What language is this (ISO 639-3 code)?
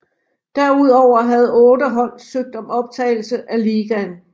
dan